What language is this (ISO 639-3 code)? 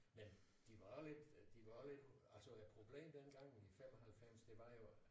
dan